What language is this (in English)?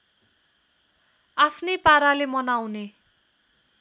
Nepali